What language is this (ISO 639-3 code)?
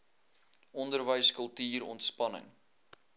afr